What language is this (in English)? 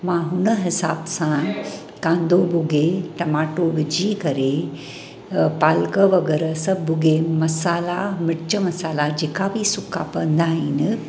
Sindhi